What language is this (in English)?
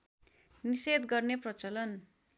Nepali